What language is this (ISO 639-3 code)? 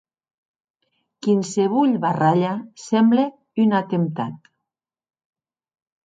oci